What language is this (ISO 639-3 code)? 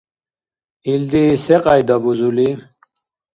dar